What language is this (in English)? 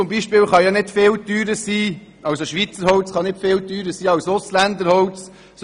Swiss German